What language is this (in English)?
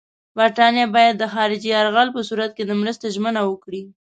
Pashto